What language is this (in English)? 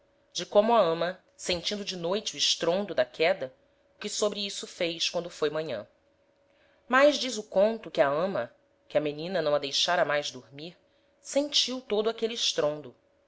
Portuguese